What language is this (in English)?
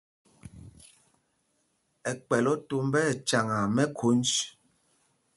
Mpumpong